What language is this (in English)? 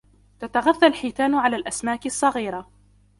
Arabic